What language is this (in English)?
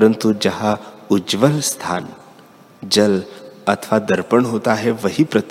Hindi